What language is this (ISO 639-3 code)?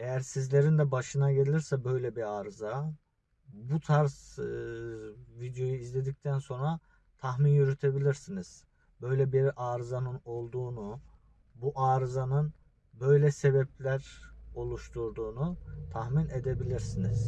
tur